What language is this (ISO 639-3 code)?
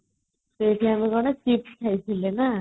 ori